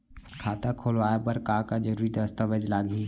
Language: Chhattisgarhi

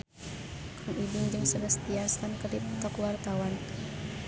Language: Sundanese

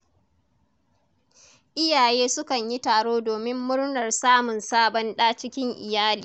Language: Hausa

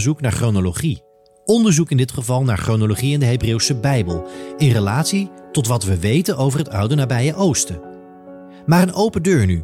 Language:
Dutch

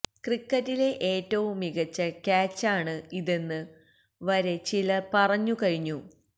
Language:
Malayalam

